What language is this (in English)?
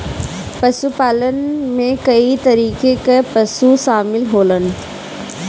Bhojpuri